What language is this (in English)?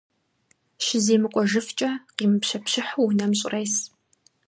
Kabardian